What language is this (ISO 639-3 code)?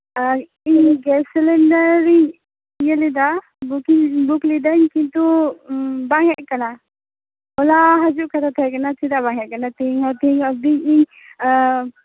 sat